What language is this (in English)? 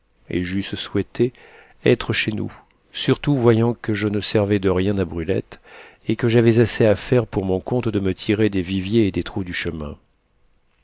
French